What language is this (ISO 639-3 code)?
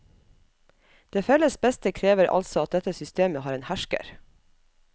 nor